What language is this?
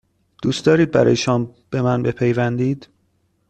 Persian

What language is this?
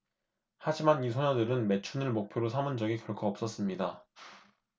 Korean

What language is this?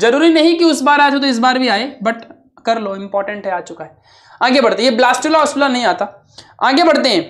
Hindi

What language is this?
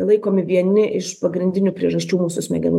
Lithuanian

